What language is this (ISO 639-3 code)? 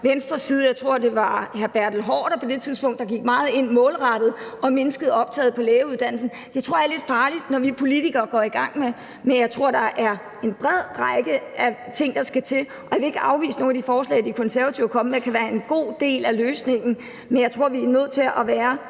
dan